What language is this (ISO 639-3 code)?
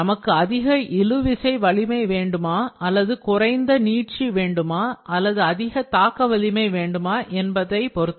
tam